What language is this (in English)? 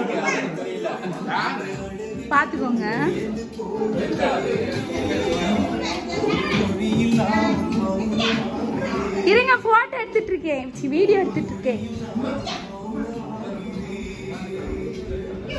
Tamil